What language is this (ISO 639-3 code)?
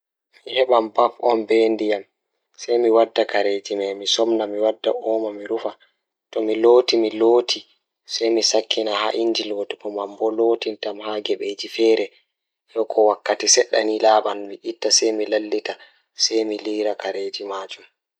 ful